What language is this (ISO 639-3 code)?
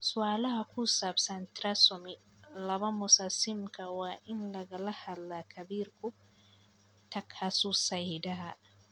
som